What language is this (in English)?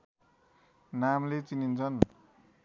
Nepali